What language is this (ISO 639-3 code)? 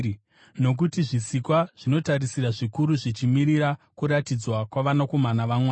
sna